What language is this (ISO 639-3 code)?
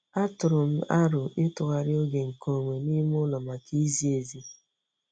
ibo